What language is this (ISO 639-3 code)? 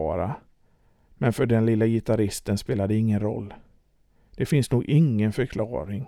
swe